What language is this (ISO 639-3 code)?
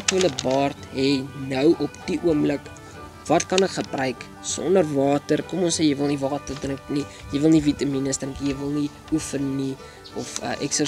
nld